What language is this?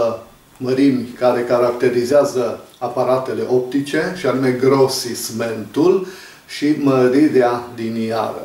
Romanian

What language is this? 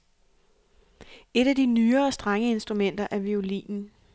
Danish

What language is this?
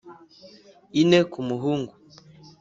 Kinyarwanda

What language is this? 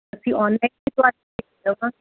Punjabi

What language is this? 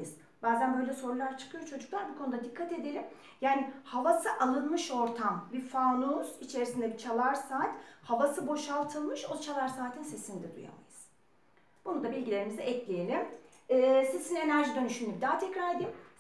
Turkish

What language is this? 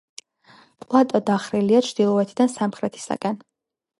Georgian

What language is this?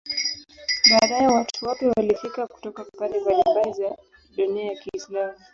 Swahili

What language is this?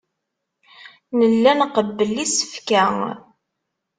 Kabyle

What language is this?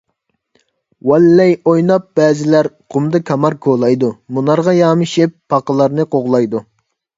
Uyghur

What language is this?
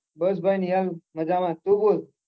Gujarati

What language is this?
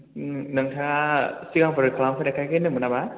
Bodo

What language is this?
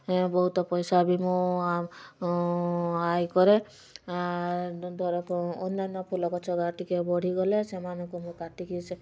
Odia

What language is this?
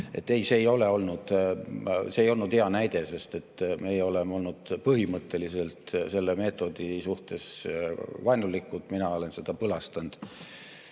Estonian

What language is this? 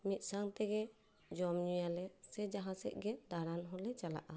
Santali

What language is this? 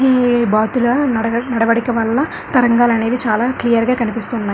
Telugu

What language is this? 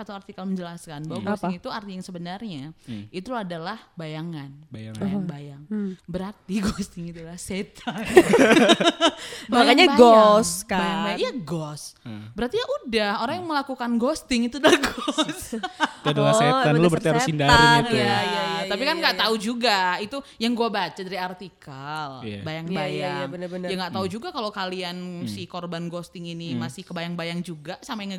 Indonesian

